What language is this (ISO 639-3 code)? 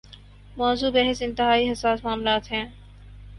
urd